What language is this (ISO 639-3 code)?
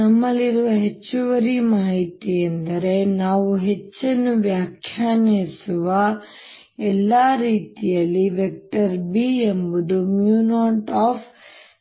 kan